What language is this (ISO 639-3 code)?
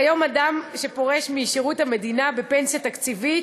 heb